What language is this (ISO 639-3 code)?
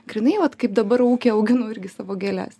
lit